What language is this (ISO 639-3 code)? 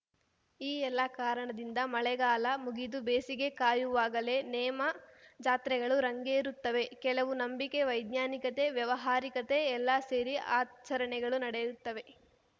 kan